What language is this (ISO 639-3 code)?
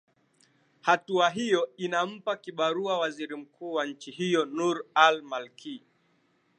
swa